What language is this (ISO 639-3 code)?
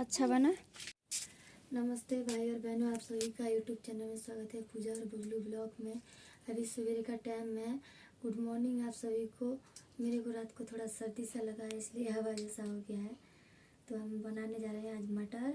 hin